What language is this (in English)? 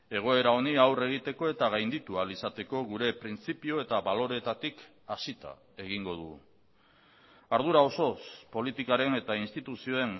Basque